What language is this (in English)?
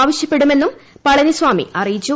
Malayalam